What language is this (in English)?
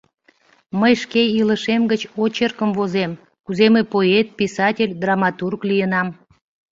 Mari